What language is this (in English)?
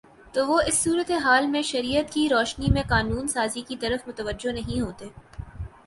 Urdu